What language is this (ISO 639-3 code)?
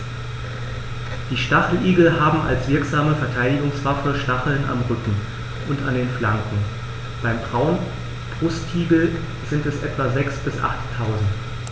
deu